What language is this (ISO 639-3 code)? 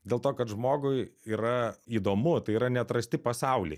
lit